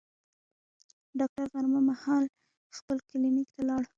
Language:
Pashto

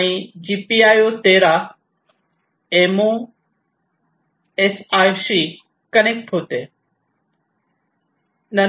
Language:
Marathi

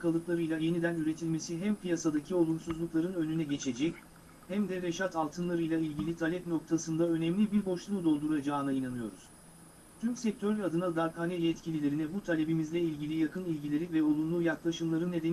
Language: Turkish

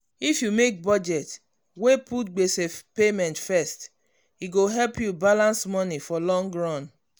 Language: Nigerian Pidgin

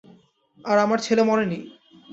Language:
Bangla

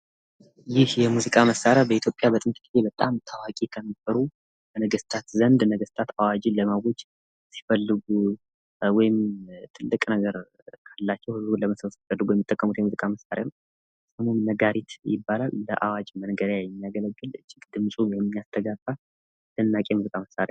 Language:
Amharic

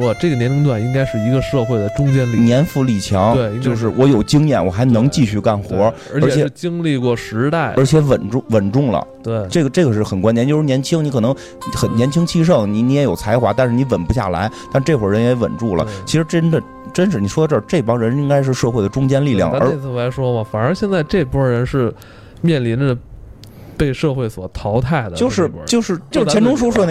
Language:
Chinese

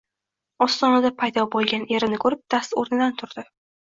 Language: Uzbek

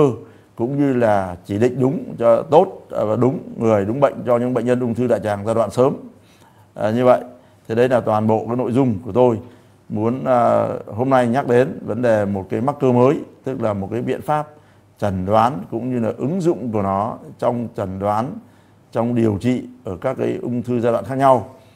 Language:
Vietnamese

